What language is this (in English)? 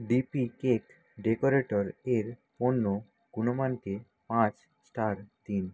Bangla